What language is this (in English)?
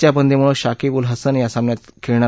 Marathi